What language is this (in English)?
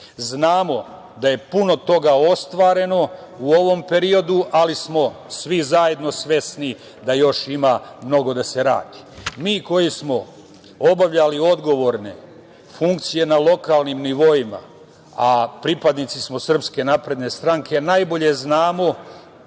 Serbian